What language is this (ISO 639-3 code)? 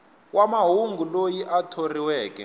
tso